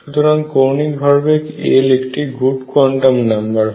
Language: Bangla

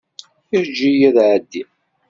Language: Kabyle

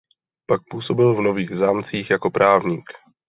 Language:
Czech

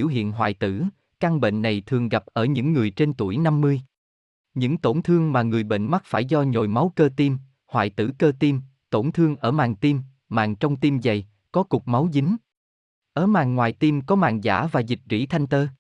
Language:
Vietnamese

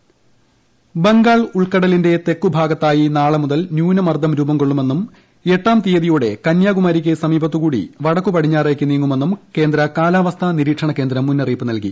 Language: Malayalam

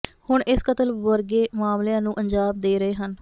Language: Punjabi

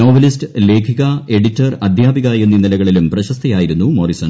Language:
Malayalam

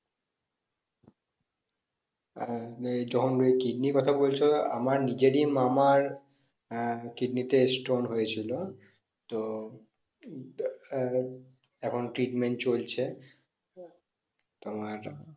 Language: Bangla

